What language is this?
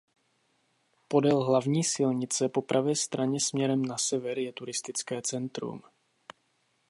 Czech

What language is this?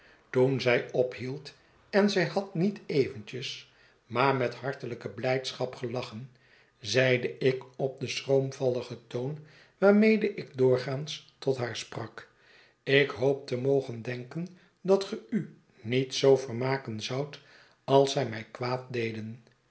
Dutch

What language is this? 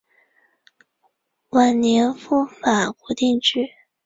Chinese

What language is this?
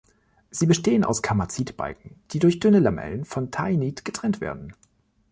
German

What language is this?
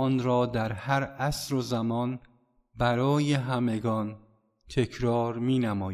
Persian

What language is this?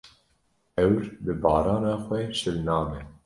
Kurdish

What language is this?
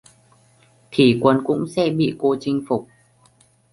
Vietnamese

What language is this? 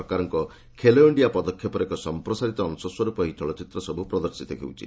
Odia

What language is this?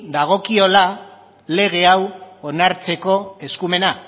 Basque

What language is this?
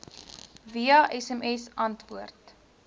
Afrikaans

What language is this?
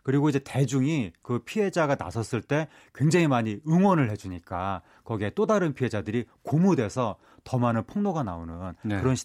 Korean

